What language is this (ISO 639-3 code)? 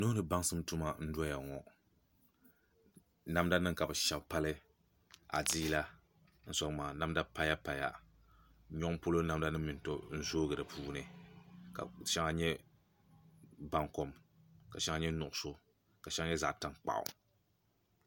dag